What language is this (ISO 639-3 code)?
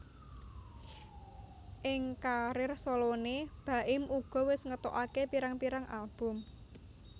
jav